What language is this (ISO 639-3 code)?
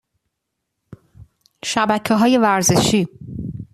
fas